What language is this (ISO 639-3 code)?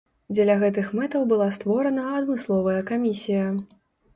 bel